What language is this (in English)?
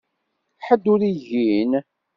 Kabyle